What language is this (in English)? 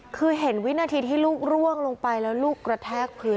Thai